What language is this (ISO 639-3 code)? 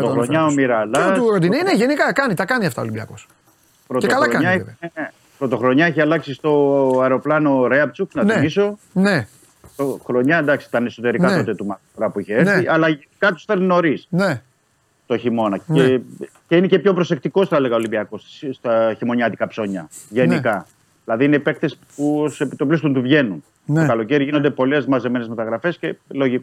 ell